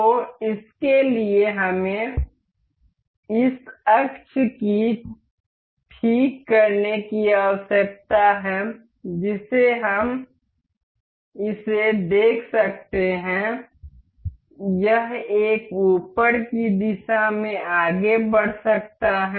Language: Hindi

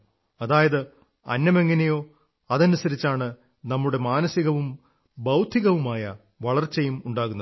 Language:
Malayalam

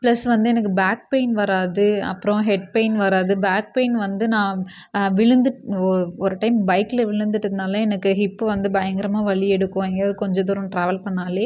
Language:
Tamil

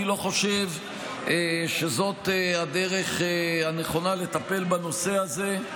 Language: Hebrew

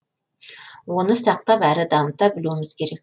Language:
Kazakh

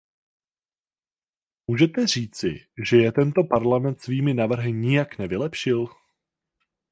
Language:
Czech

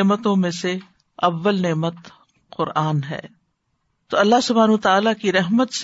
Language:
Urdu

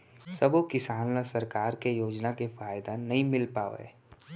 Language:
Chhattisgarhi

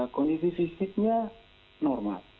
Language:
Indonesian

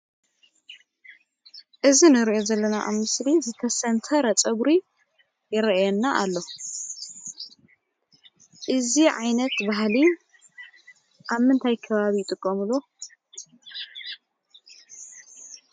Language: Tigrinya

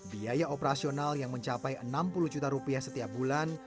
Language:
Indonesian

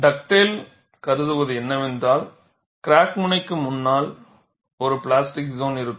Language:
Tamil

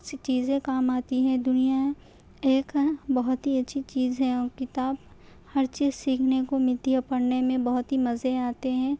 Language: Urdu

